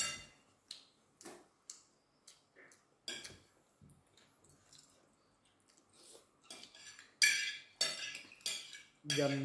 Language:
Indonesian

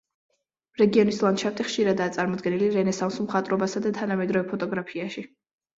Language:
Georgian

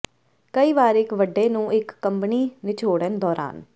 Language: Punjabi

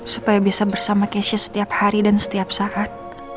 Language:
Indonesian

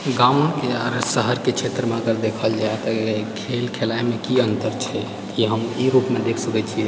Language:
Maithili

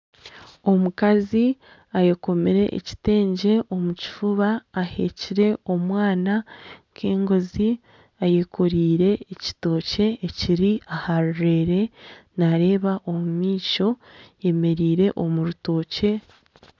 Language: Nyankole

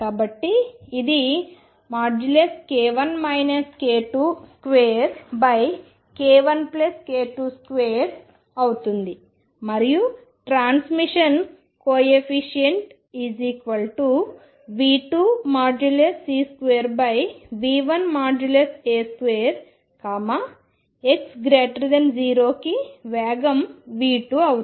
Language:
Telugu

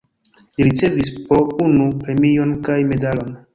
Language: Esperanto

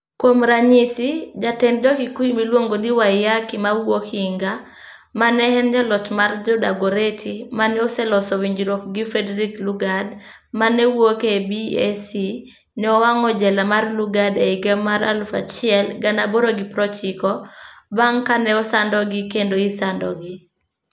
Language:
Luo (Kenya and Tanzania)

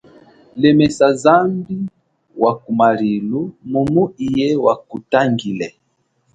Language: Chokwe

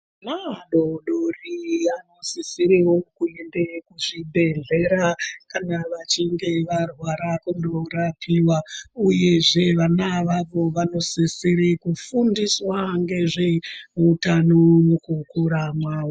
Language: Ndau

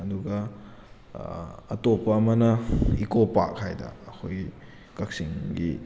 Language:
Manipuri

